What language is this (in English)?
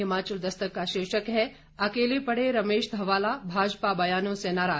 Hindi